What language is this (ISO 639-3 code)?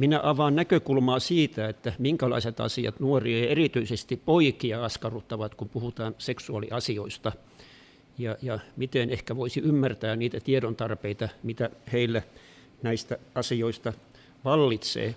fin